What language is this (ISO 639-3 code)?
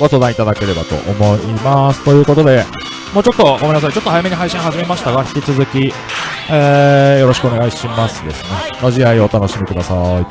jpn